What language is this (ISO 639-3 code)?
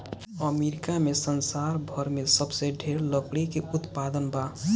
bho